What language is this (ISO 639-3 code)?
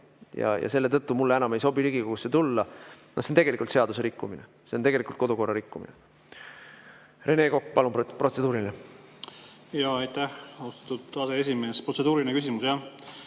est